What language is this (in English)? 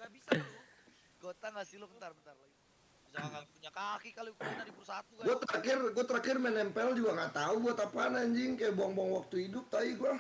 Indonesian